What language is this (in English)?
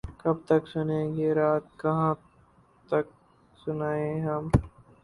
Urdu